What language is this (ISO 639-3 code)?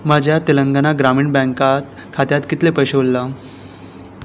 kok